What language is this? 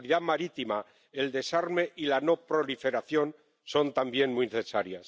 Spanish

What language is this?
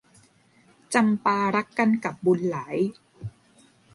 Thai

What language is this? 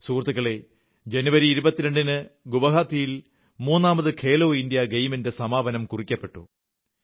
Malayalam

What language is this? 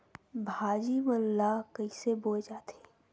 Chhattisgarhi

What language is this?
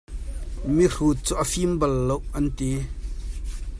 Hakha Chin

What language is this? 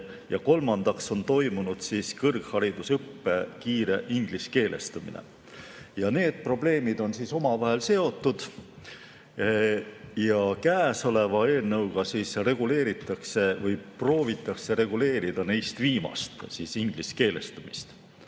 Estonian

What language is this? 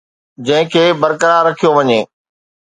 Sindhi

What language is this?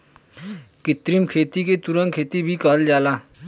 Bhojpuri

